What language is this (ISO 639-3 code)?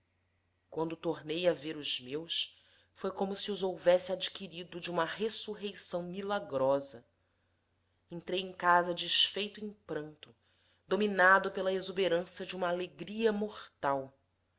por